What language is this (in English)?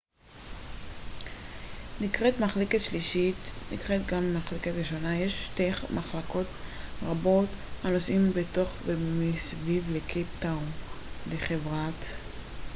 Hebrew